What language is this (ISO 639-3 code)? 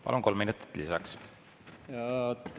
est